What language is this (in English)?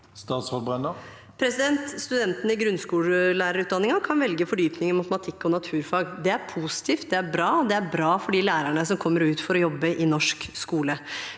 Norwegian